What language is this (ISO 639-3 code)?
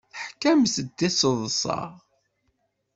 kab